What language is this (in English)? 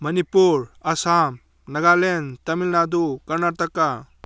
Manipuri